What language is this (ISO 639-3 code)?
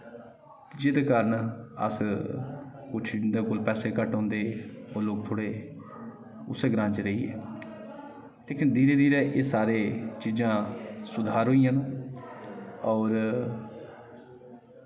doi